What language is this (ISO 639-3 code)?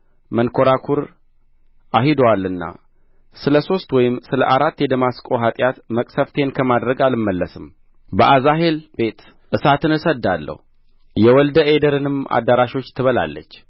amh